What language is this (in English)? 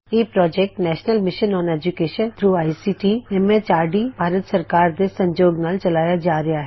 Punjabi